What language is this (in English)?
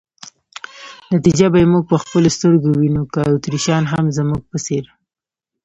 Pashto